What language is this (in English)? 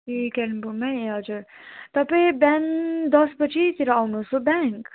Nepali